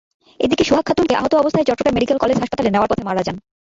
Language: Bangla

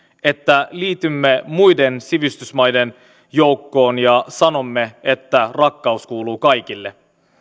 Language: Finnish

